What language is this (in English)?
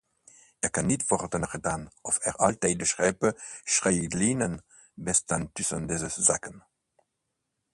Dutch